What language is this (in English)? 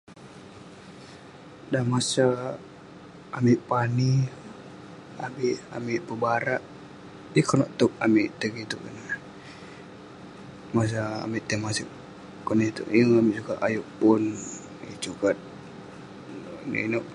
Western Penan